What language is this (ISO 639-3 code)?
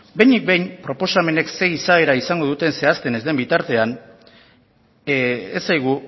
eus